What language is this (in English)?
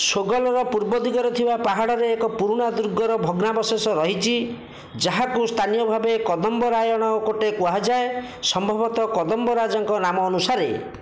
Odia